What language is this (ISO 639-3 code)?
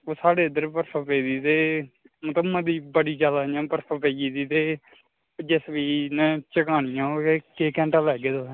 doi